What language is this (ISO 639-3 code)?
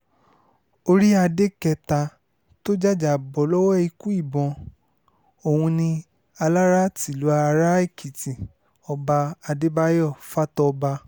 yor